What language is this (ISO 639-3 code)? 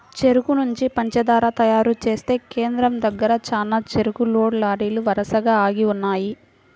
tel